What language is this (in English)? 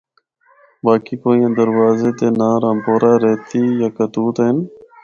Northern Hindko